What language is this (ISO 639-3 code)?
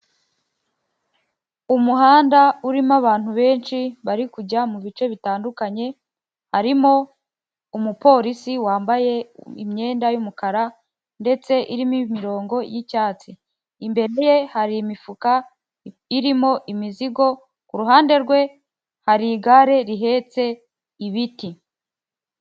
kin